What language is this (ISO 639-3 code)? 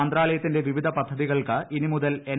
mal